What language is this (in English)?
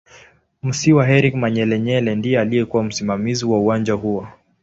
Swahili